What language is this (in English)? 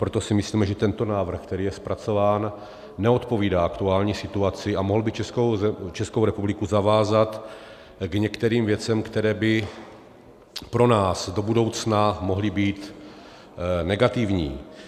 Czech